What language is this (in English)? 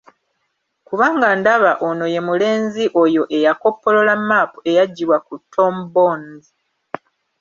Ganda